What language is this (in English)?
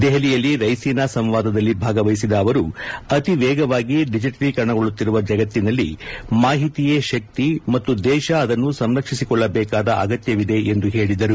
Kannada